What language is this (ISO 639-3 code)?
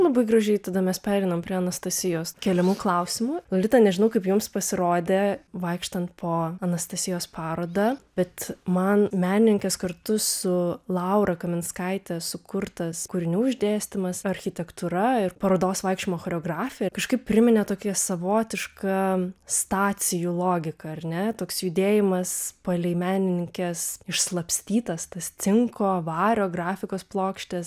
lit